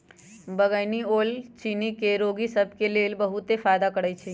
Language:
Magahi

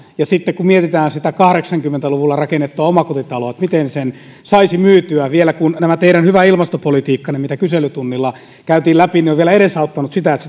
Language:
Finnish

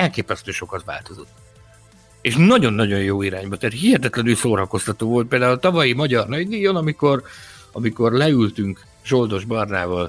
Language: Hungarian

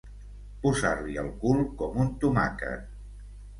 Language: Catalan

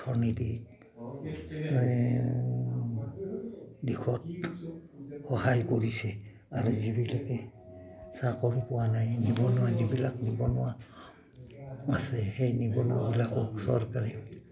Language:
Assamese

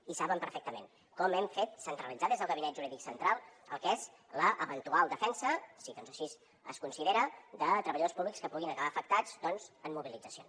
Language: Catalan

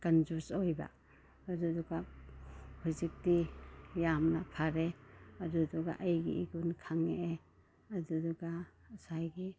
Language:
Manipuri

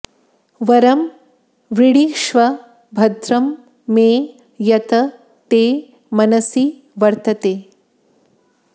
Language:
Sanskrit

